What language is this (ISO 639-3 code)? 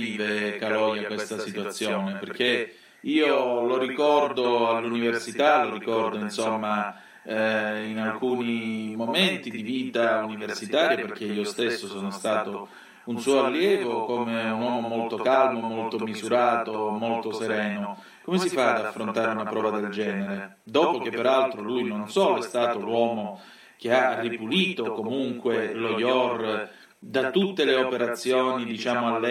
ita